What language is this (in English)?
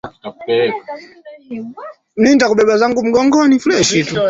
Swahili